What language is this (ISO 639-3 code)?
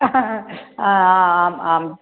san